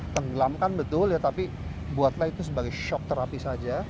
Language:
Indonesian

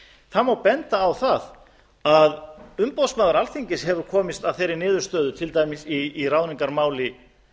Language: Icelandic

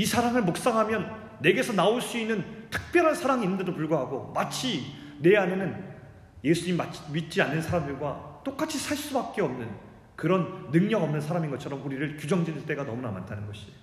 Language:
Korean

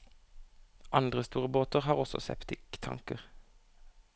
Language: Norwegian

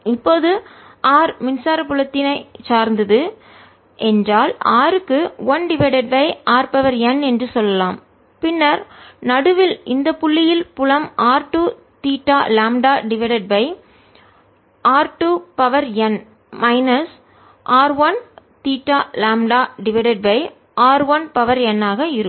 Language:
Tamil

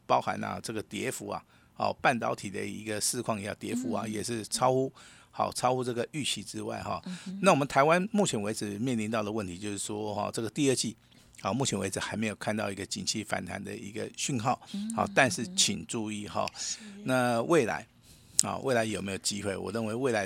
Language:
Chinese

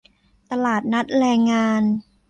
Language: Thai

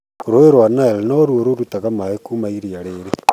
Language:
Kikuyu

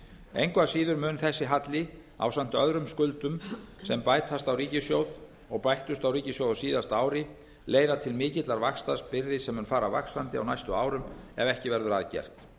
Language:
Icelandic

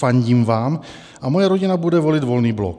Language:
Czech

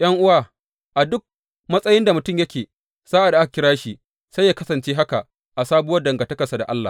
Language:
Hausa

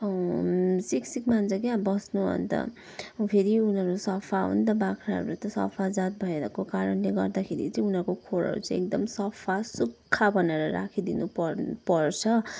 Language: Nepali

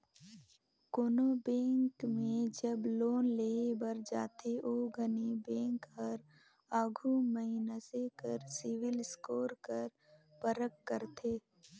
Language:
Chhattisgarhi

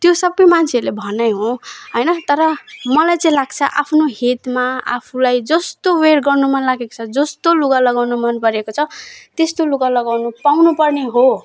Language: Nepali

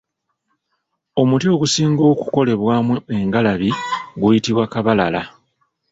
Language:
Ganda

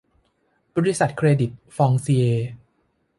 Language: Thai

